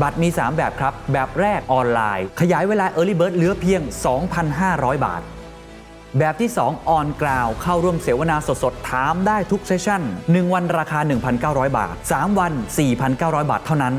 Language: Thai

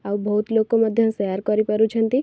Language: Odia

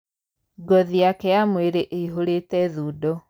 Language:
Kikuyu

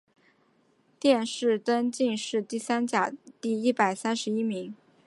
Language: Chinese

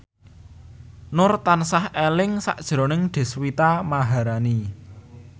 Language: Javanese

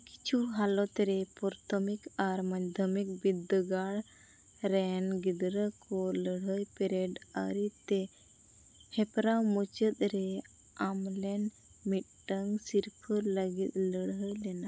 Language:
Santali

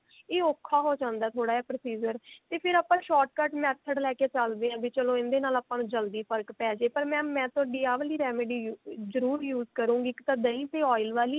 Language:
Punjabi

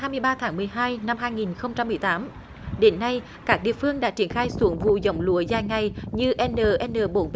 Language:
Vietnamese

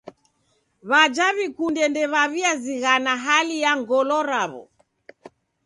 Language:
Taita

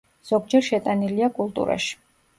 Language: Georgian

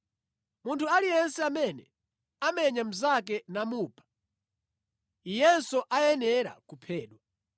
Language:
Nyanja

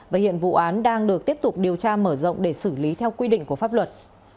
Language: Vietnamese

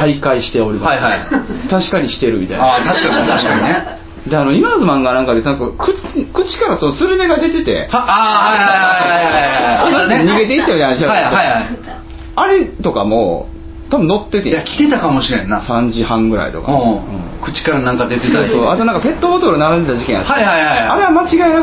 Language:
Japanese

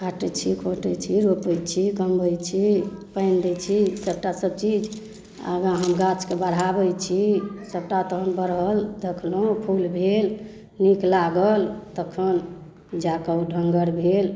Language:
Maithili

